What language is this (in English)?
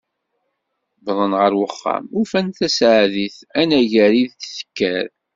Kabyle